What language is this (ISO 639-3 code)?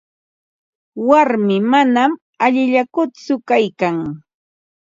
qva